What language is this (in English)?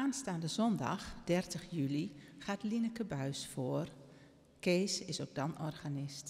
Dutch